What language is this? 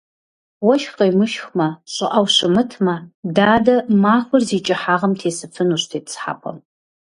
Kabardian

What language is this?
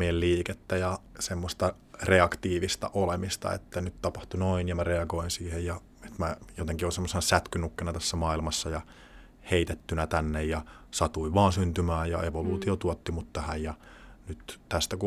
Finnish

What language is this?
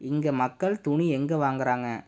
Tamil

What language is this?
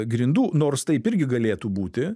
Lithuanian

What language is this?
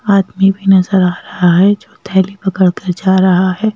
Hindi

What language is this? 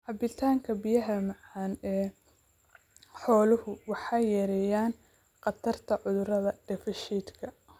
Somali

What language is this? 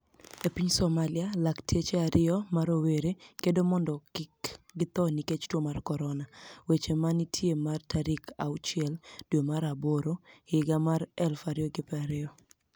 Luo (Kenya and Tanzania)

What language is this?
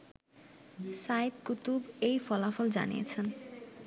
Bangla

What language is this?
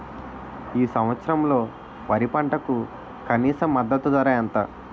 Telugu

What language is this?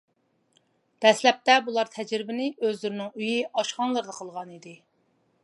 Uyghur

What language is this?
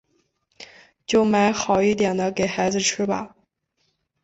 Chinese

